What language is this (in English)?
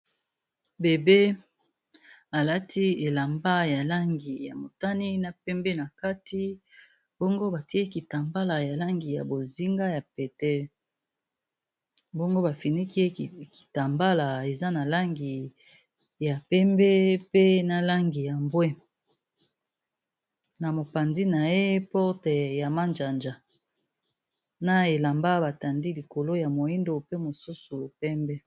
Lingala